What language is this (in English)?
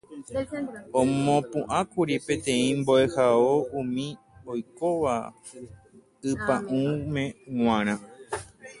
Guarani